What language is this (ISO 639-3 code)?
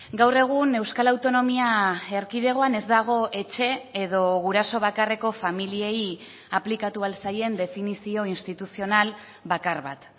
eus